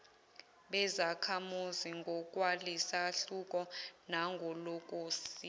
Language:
Zulu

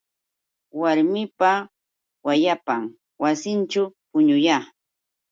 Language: Yauyos Quechua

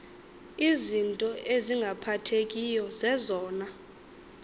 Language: Xhosa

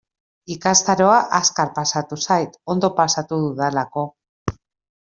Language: Basque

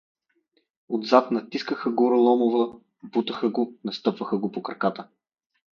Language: Bulgarian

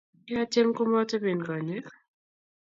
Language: Kalenjin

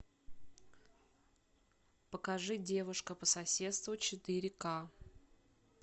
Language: Russian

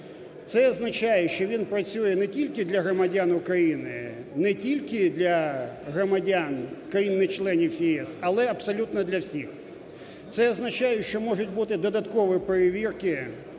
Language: Ukrainian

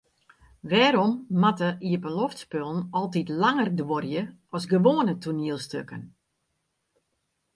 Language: Western Frisian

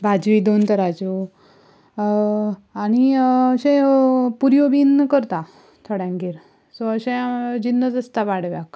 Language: Konkani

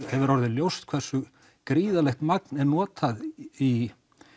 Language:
Icelandic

